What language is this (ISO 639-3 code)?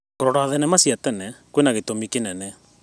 kik